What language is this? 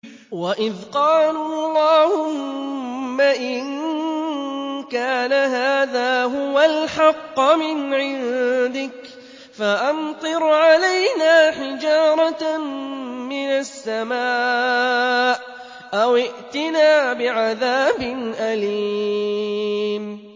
Arabic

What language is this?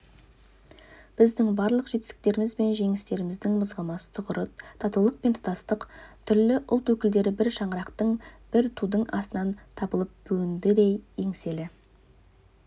Kazakh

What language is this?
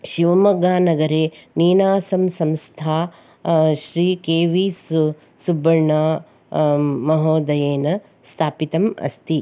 Sanskrit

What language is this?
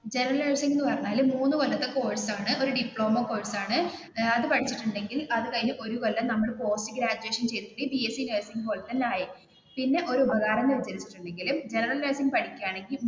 Malayalam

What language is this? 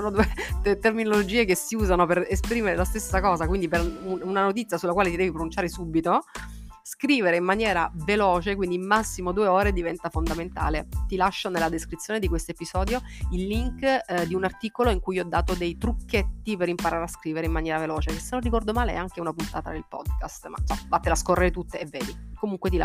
Italian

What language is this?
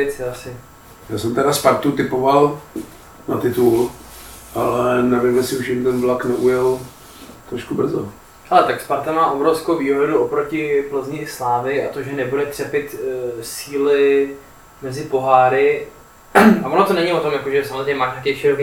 Czech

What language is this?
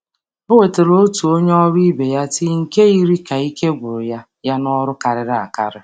Igbo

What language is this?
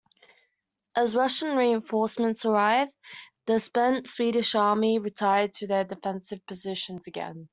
English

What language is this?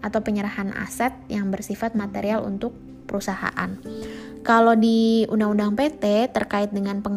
Indonesian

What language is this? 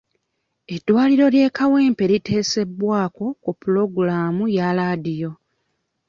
Ganda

